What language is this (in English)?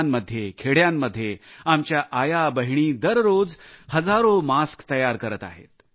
Marathi